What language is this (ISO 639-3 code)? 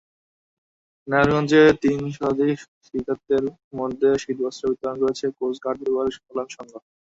ben